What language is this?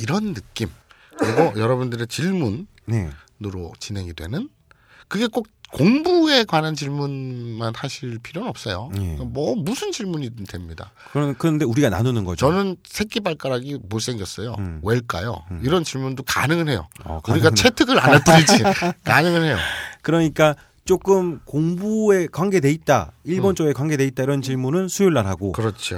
Korean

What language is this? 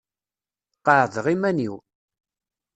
Kabyle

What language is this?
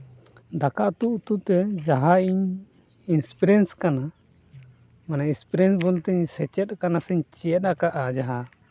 Santali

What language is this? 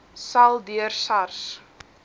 Afrikaans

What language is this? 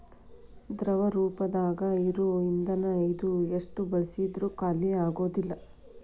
Kannada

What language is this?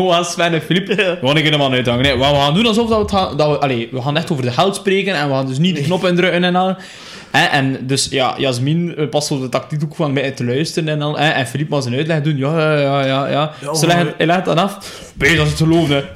Dutch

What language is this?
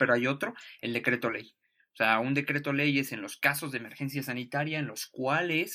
Spanish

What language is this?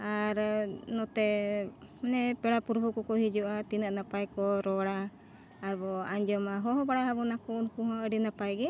Santali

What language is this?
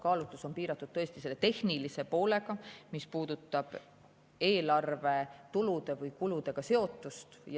Estonian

